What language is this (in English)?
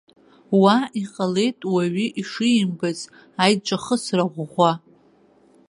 Abkhazian